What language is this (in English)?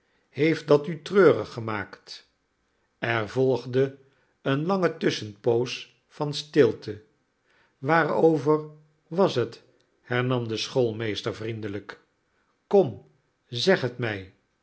Dutch